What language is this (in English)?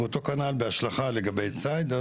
Hebrew